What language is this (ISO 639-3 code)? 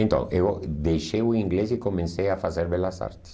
por